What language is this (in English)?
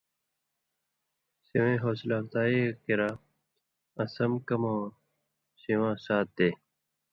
Indus Kohistani